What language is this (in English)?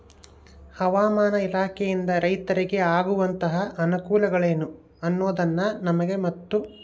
Kannada